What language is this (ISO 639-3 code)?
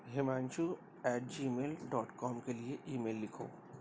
urd